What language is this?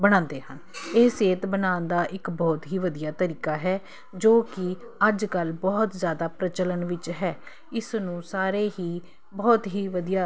Punjabi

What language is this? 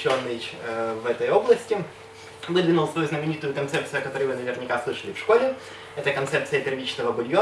Russian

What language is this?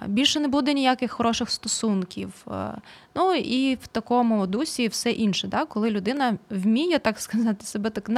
Ukrainian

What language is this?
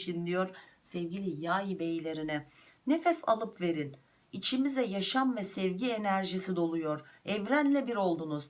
Turkish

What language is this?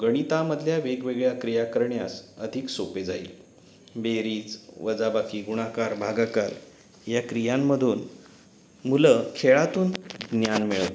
Marathi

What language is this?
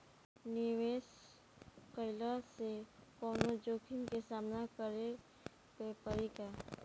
Bhojpuri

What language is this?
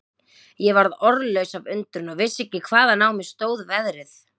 Icelandic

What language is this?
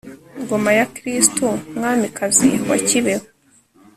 Kinyarwanda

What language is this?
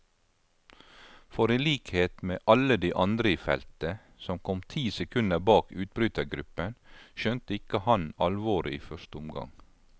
Norwegian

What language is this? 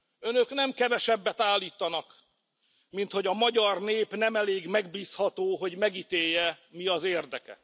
Hungarian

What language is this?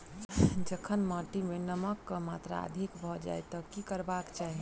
Maithili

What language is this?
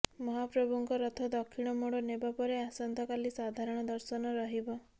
Odia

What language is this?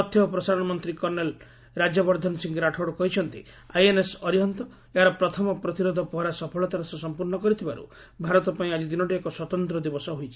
Odia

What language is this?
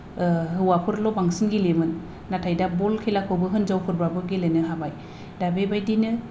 Bodo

